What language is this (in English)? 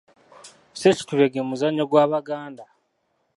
Ganda